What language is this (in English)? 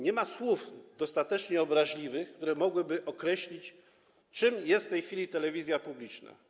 Polish